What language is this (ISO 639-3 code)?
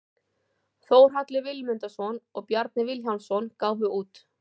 isl